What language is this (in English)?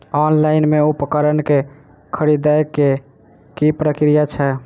Maithili